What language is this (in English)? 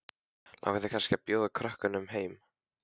Icelandic